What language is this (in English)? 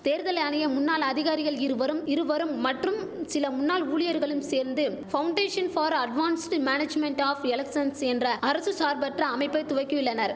Tamil